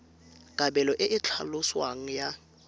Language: Tswana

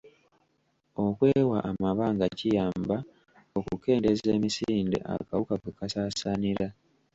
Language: Ganda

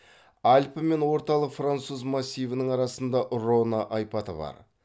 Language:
Kazakh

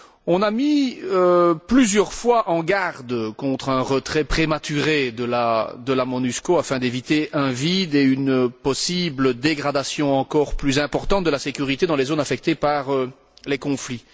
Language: French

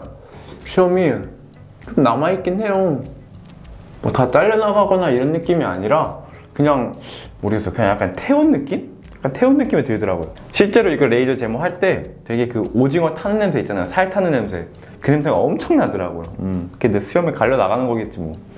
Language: Korean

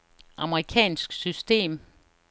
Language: Danish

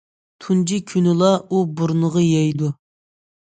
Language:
Uyghur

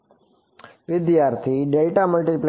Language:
Gujarati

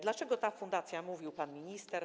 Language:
Polish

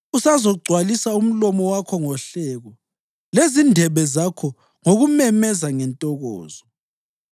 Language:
North Ndebele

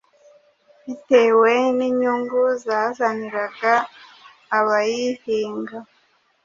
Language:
Kinyarwanda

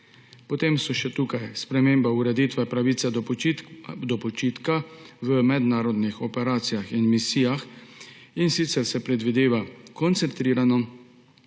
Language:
Slovenian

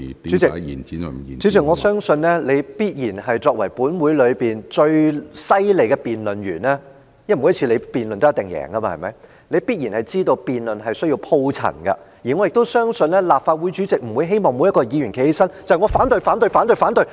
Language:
Cantonese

